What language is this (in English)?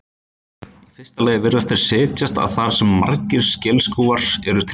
Icelandic